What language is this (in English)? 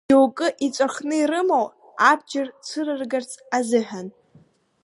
Abkhazian